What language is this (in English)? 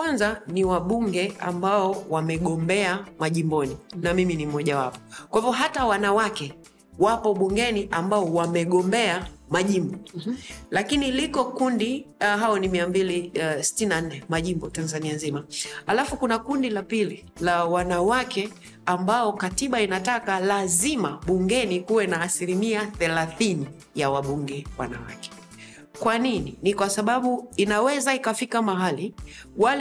Swahili